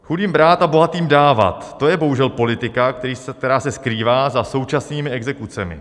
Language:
Czech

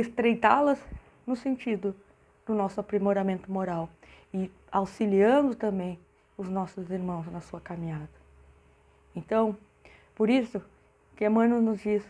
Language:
Portuguese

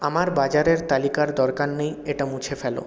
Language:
Bangla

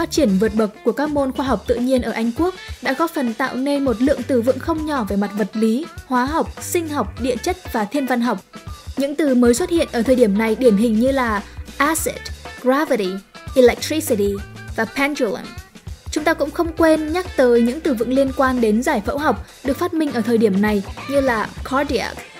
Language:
Vietnamese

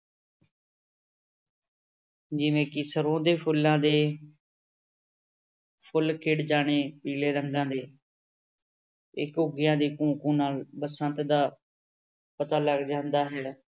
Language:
Punjabi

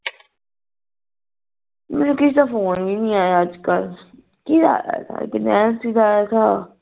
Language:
Punjabi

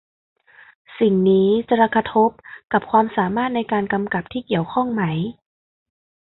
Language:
Thai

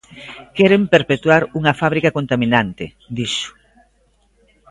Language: Galician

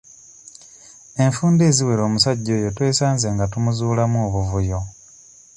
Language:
Ganda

